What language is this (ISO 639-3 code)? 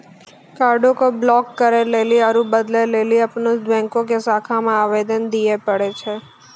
mai